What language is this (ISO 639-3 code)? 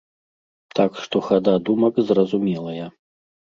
bel